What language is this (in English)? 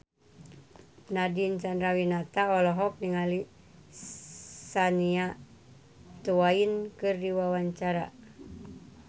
Sundanese